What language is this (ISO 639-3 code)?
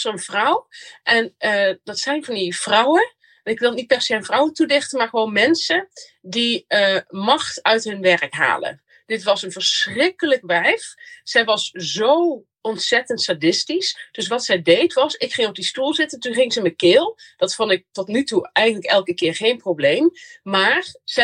nld